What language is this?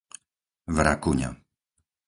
Slovak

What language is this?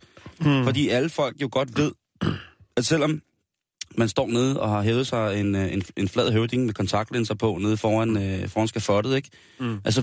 Danish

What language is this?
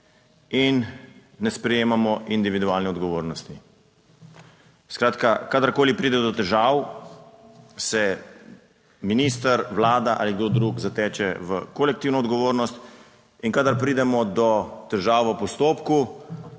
Slovenian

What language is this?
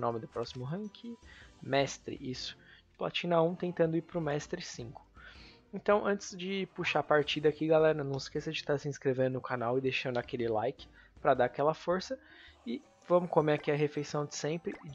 Portuguese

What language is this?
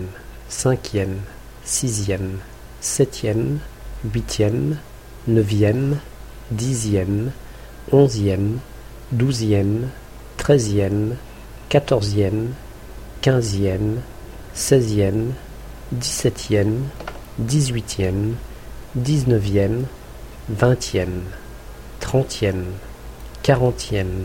French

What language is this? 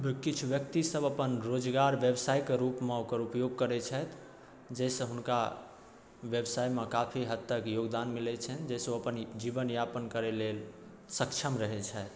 Maithili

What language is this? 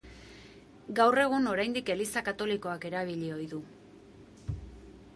Basque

